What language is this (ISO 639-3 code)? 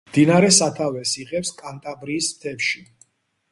kat